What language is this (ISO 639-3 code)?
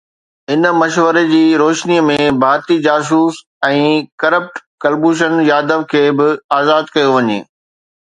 snd